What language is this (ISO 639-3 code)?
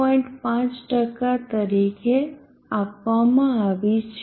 guj